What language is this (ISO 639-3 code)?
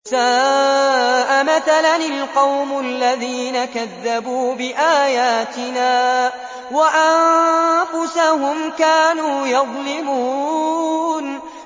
ara